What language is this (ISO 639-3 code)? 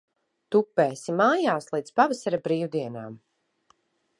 lav